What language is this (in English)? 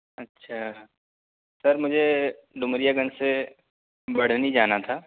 Urdu